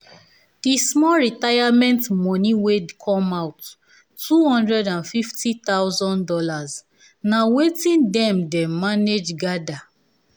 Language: Nigerian Pidgin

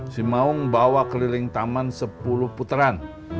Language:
Indonesian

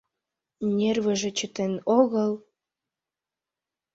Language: Mari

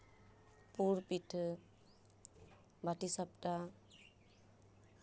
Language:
Santali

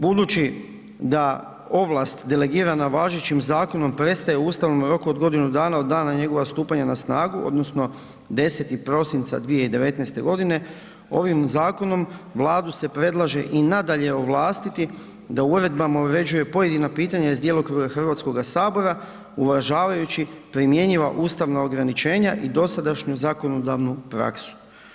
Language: Croatian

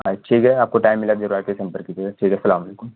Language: Urdu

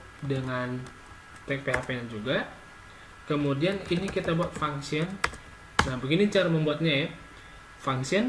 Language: Indonesian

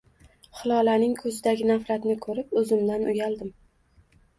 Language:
Uzbek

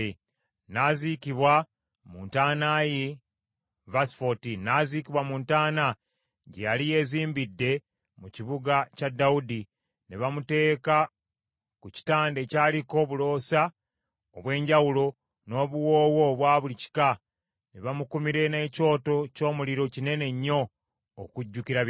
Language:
Ganda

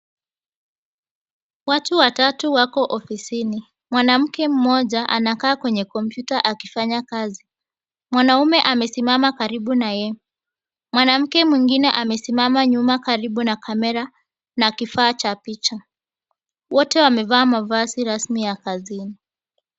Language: Swahili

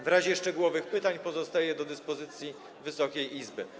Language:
Polish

